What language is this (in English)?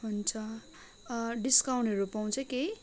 Nepali